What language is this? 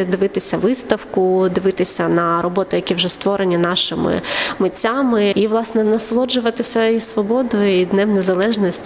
Ukrainian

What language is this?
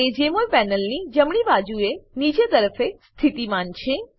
Gujarati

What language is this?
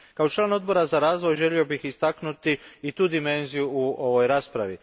Croatian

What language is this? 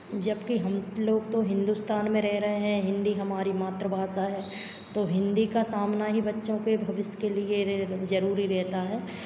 Hindi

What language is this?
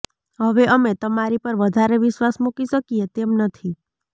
Gujarati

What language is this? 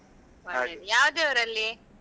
Kannada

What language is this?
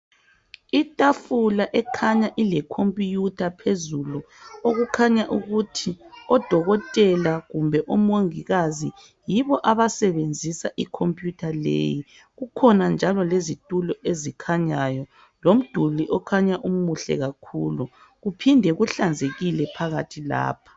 North Ndebele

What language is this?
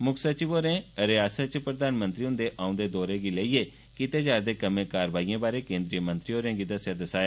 Dogri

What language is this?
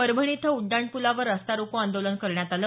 Marathi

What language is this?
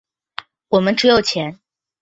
Chinese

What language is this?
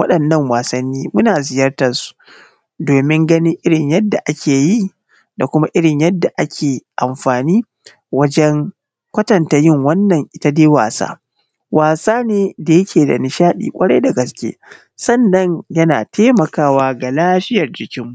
Hausa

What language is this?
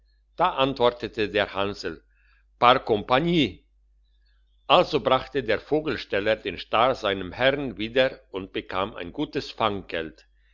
German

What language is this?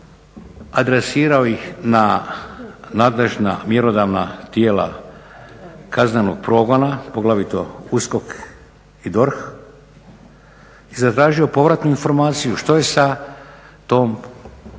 Croatian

